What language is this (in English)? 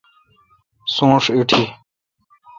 Kalkoti